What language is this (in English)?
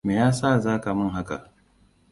Hausa